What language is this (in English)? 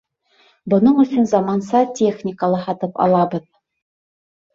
Bashkir